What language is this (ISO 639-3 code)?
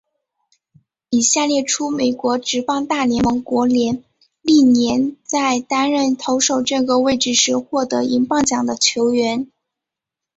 zho